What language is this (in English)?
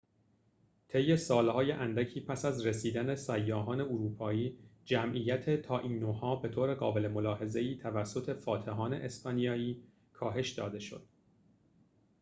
Persian